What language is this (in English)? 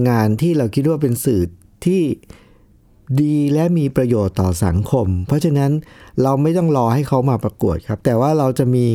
Thai